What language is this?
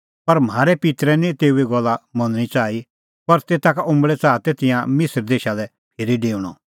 Kullu Pahari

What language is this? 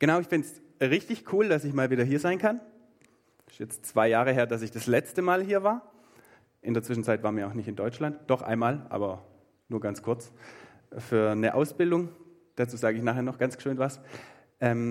German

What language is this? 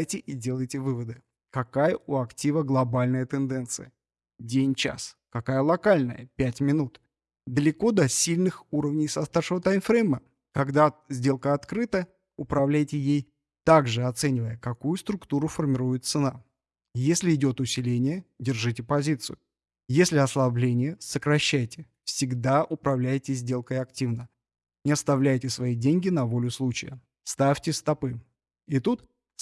Russian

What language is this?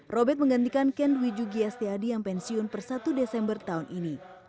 Indonesian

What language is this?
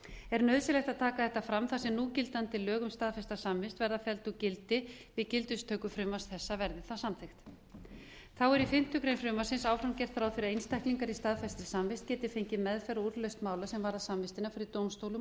Icelandic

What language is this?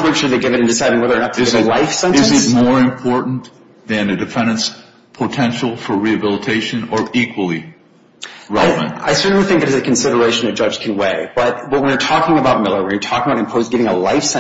English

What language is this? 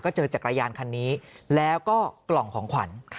Thai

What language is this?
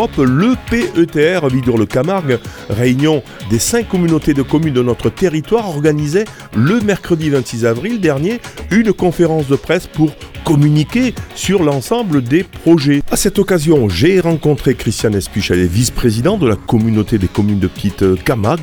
French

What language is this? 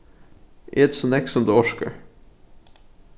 Faroese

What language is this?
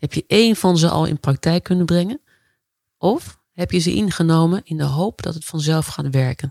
Dutch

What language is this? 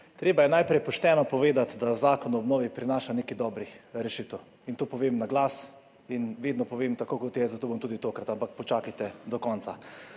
Slovenian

